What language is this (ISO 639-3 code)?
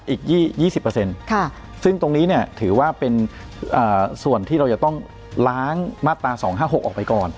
tha